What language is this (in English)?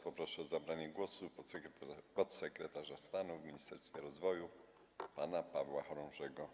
Polish